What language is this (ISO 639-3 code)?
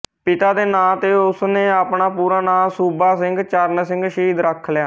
pan